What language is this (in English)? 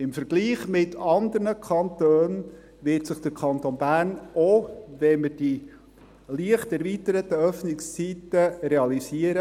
Swiss German